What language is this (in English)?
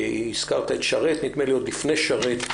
Hebrew